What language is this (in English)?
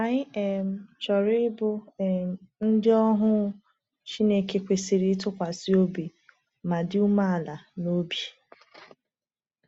Igbo